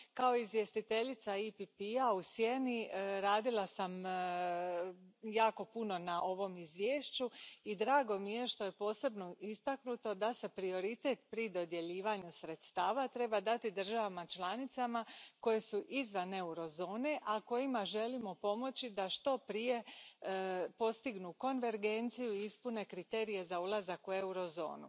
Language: Croatian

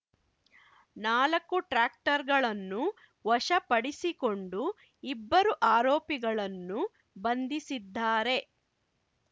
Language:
Kannada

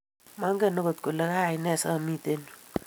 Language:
Kalenjin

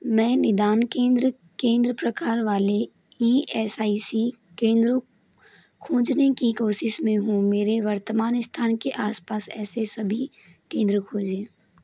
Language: Hindi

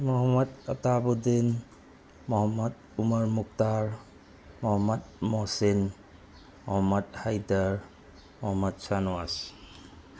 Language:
Manipuri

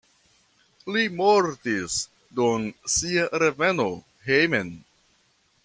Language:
Esperanto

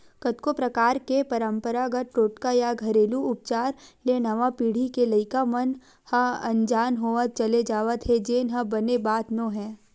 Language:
Chhattisgarhi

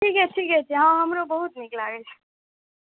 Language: Maithili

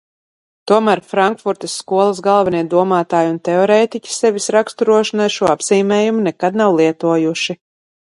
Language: Latvian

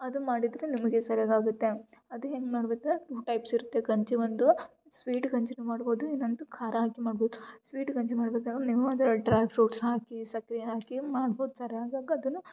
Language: Kannada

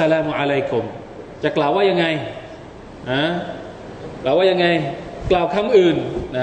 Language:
Thai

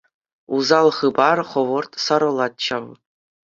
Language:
Chuvash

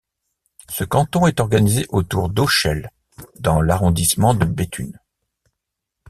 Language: French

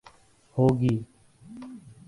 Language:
Urdu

